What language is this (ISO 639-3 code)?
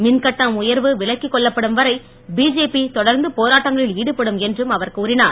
tam